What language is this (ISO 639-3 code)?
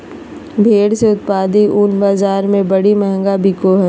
mag